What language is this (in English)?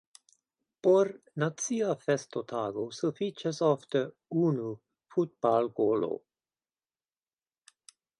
Esperanto